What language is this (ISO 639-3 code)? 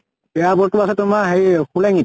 asm